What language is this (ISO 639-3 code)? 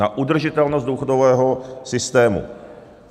ces